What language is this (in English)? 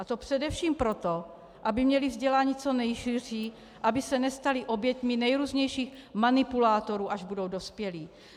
Czech